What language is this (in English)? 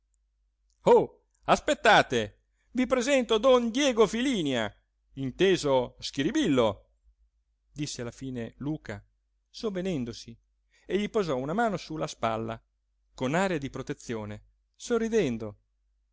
Italian